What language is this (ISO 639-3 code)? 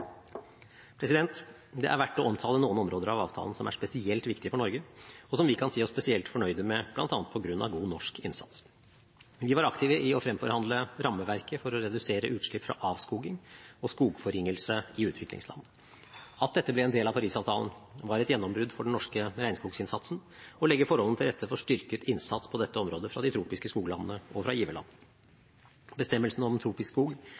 nob